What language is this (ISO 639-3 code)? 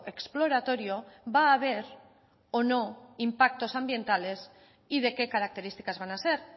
spa